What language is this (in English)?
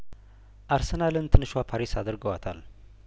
Amharic